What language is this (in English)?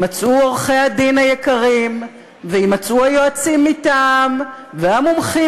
Hebrew